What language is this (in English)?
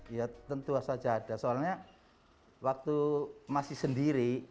Indonesian